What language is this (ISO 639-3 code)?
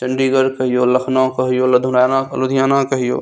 mai